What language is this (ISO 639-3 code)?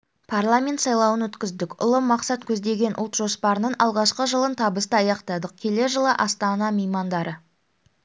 kaz